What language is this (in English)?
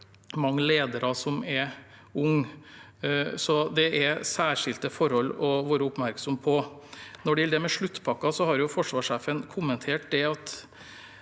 Norwegian